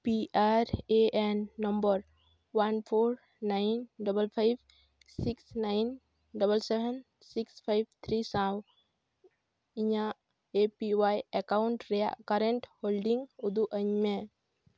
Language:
Santali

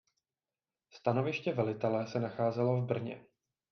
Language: Czech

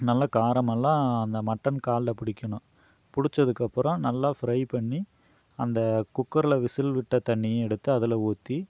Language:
Tamil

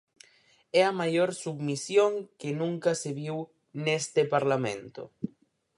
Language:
Galician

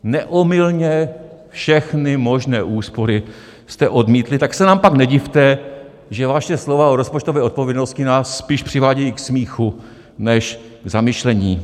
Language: Czech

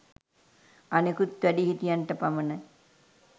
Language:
Sinhala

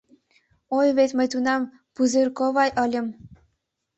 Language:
Mari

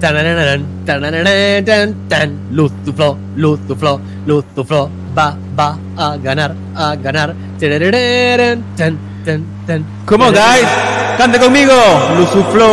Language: Spanish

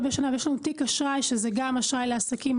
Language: Hebrew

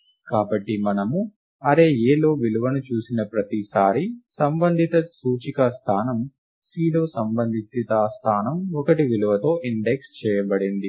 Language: Telugu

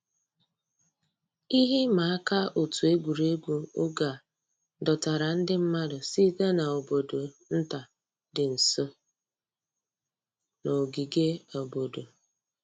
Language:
Igbo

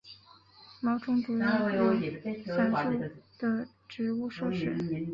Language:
Chinese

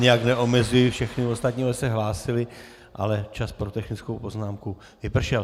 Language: Czech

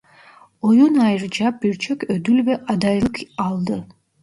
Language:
Turkish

